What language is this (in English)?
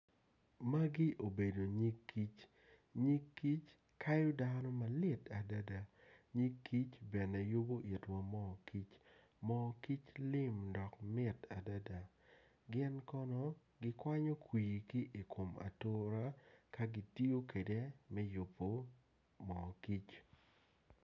Acoli